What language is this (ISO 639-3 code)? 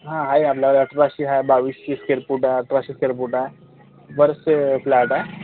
mar